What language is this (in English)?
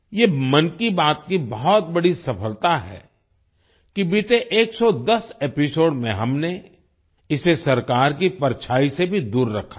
Hindi